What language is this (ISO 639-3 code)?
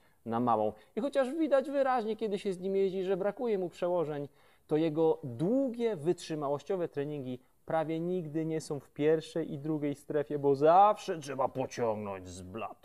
pol